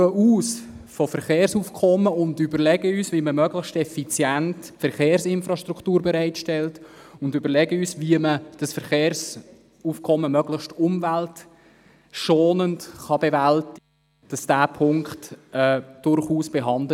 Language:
Swiss German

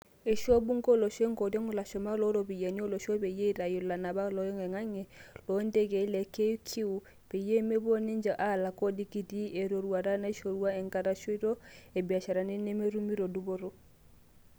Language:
Masai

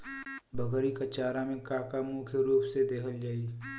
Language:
Bhojpuri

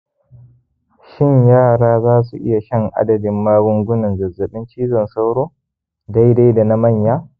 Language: Hausa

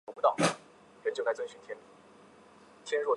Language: Chinese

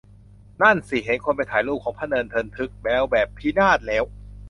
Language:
Thai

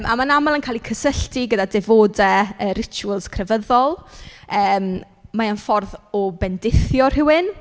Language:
Welsh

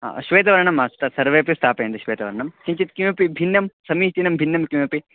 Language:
Sanskrit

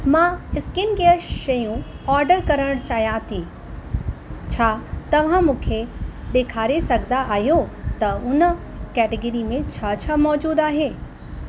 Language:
Sindhi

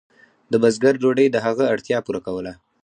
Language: Pashto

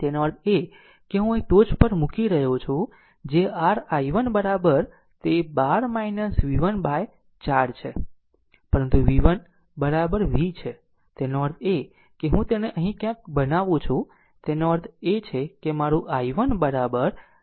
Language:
Gujarati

